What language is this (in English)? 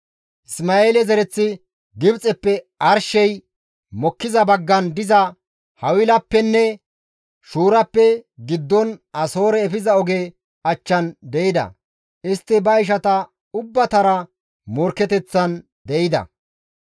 Gamo